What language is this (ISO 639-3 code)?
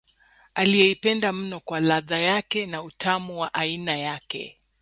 swa